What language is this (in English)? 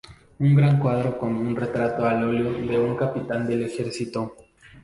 Spanish